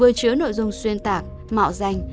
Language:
Vietnamese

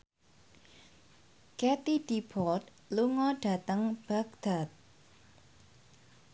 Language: Javanese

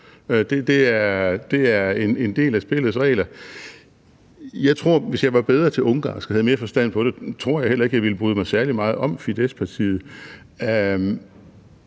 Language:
Danish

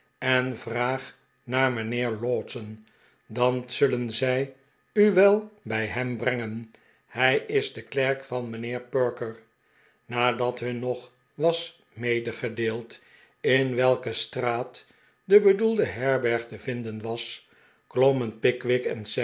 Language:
Dutch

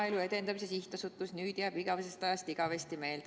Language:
Estonian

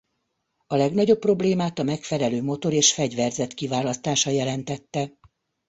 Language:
Hungarian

